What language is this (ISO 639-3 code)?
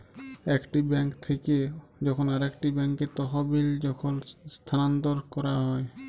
ben